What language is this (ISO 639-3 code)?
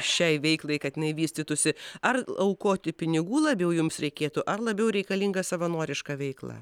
lit